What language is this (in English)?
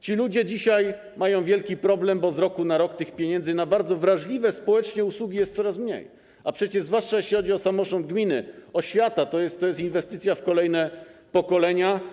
Polish